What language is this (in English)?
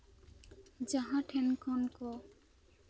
Santali